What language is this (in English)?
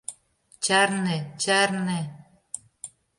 Mari